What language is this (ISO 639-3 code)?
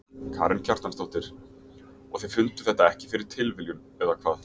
isl